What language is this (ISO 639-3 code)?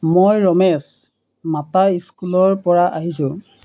asm